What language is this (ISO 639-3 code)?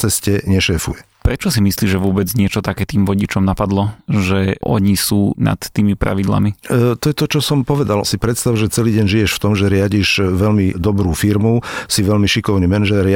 slk